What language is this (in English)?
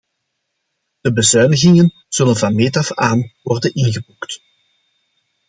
Dutch